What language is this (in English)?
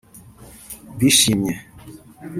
Kinyarwanda